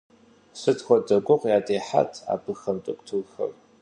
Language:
Kabardian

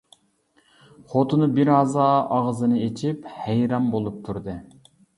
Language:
Uyghur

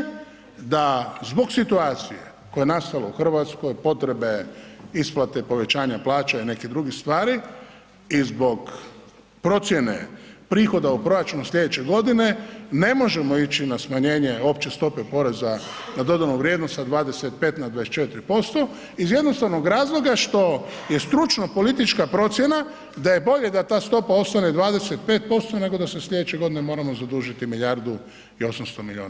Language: Croatian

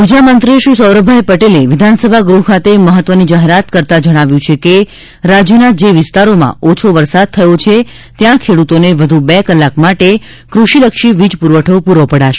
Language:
Gujarati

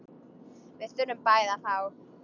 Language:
Icelandic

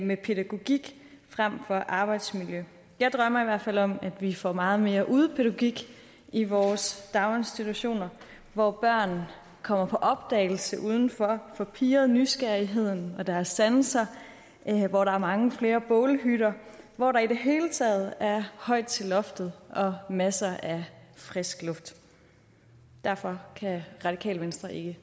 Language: Danish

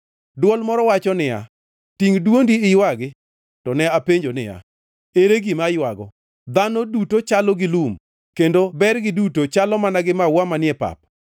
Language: Luo (Kenya and Tanzania)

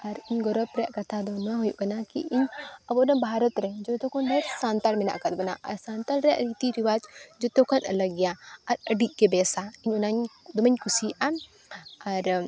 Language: Santali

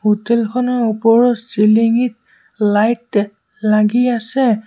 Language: Assamese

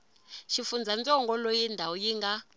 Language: Tsonga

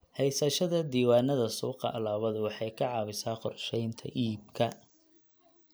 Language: Somali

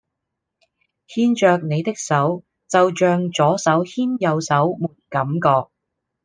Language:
Cantonese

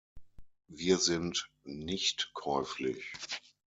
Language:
German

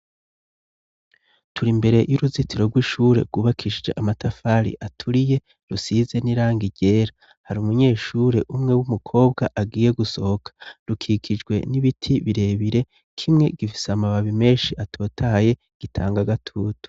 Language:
Rundi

